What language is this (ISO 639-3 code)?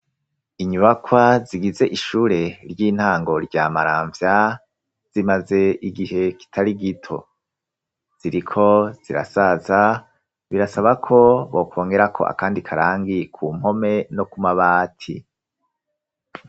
run